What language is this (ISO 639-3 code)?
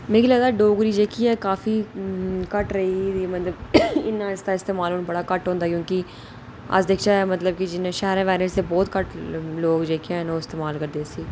doi